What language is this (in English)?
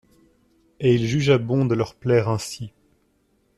French